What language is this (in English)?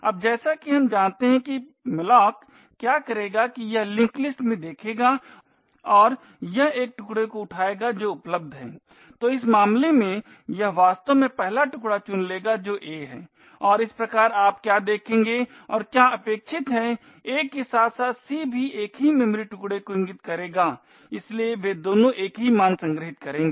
Hindi